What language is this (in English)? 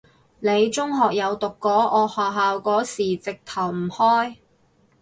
Cantonese